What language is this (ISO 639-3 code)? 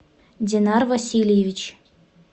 rus